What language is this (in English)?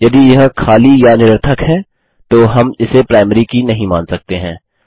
Hindi